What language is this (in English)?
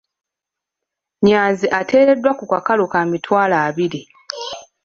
Ganda